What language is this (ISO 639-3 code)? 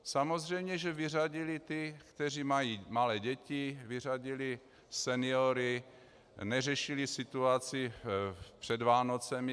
ces